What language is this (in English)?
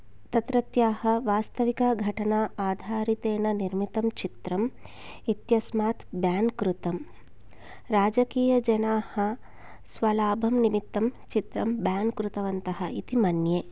Sanskrit